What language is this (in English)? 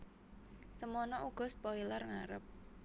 Javanese